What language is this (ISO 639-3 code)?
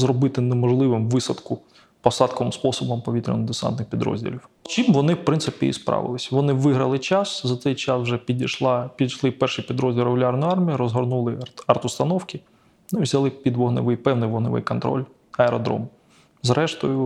ukr